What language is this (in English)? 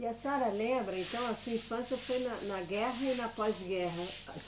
Portuguese